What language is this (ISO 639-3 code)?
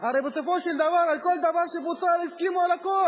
heb